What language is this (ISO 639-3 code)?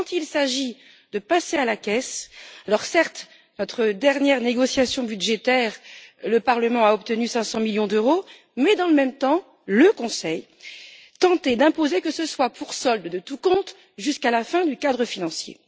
fra